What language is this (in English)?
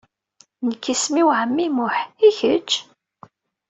Kabyle